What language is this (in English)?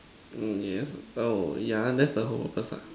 English